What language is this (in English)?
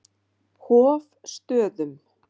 Icelandic